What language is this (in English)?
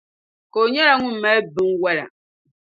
Dagbani